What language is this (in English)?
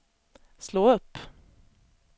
Swedish